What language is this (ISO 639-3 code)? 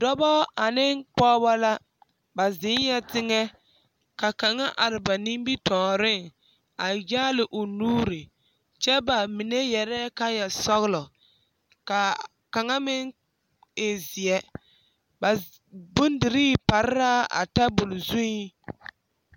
dga